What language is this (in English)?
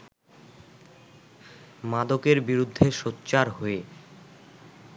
Bangla